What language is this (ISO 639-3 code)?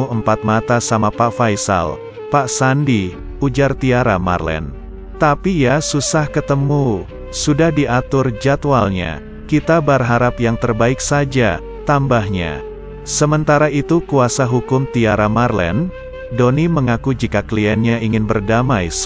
ind